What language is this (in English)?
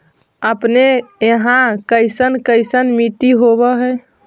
Magahi